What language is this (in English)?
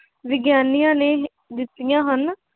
Punjabi